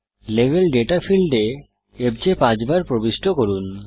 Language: Bangla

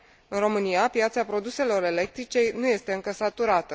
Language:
Romanian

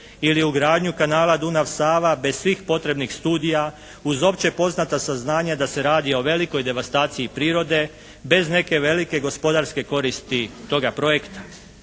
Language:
Croatian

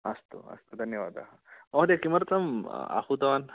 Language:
Sanskrit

